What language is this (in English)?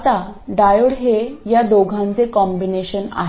Marathi